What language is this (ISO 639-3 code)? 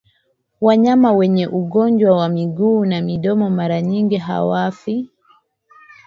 swa